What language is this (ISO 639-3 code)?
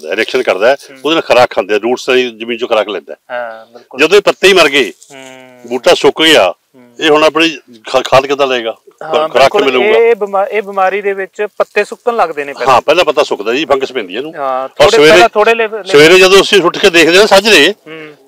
pan